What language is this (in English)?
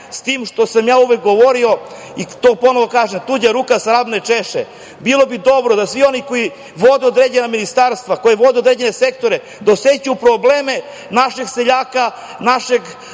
Serbian